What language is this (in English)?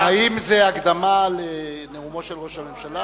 Hebrew